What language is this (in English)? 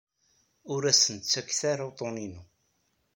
Kabyle